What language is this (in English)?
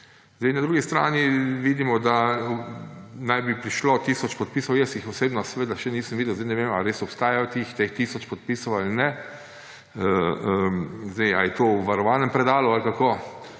Slovenian